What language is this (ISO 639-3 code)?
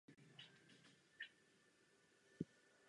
ces